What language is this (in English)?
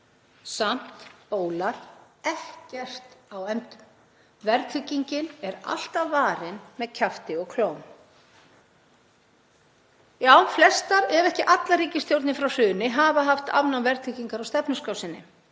Icelandic